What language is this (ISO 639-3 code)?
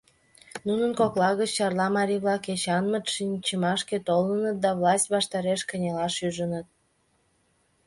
chm